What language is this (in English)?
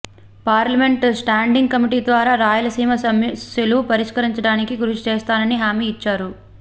Telugu